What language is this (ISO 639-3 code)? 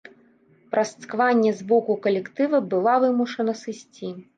bel